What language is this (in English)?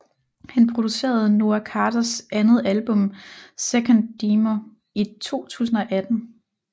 Danish